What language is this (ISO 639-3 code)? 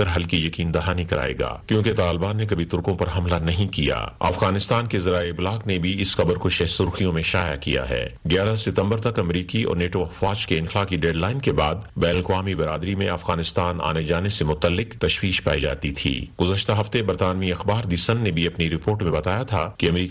urd